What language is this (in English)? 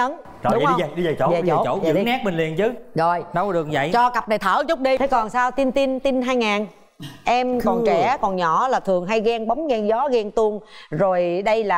Vietnamese